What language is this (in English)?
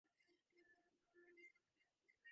Divehi